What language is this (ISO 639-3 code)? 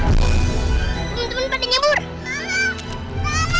ind